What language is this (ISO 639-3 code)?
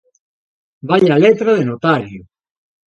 glg